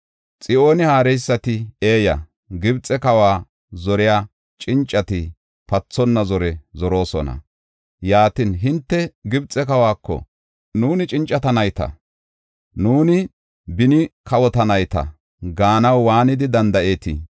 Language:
Gofa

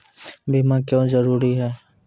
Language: Maithili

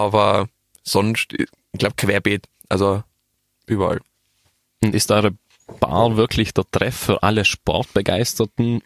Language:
German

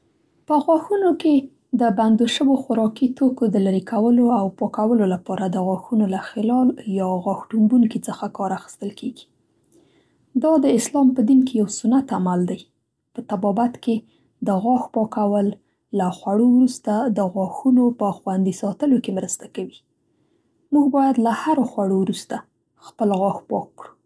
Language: Central Pashto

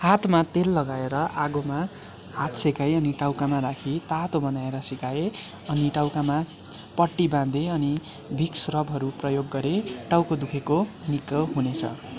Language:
Nepali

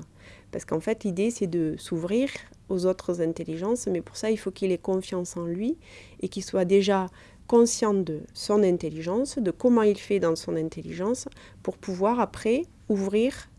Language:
French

